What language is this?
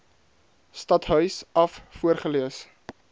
Afrikaans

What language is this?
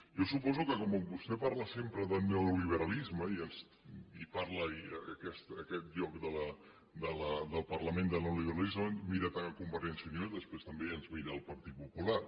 Catalan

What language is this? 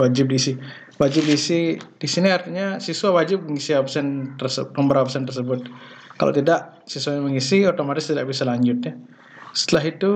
Indonesian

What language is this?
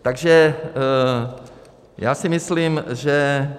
Czech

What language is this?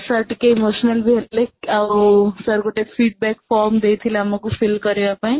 Odia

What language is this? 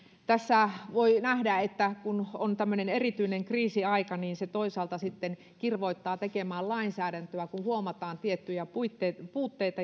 Finnish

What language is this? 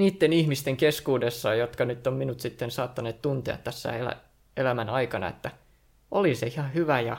Finnish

